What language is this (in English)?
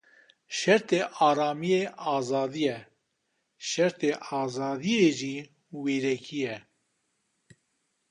Kurdish